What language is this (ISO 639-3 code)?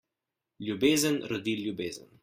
slv